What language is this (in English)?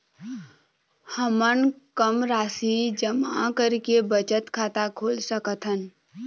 Chhattisgarhi